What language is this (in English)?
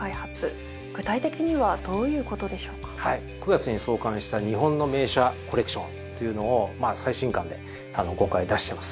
Japanese